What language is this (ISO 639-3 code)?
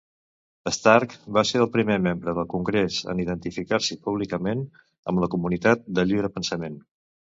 cat